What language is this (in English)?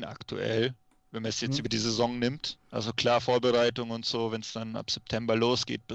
German